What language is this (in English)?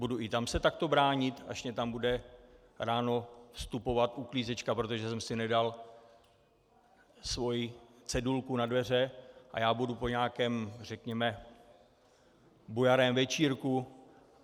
Czech